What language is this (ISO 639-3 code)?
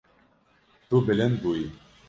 kur